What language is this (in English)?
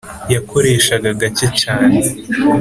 Kinyarwanda